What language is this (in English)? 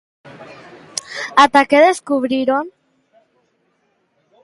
Galician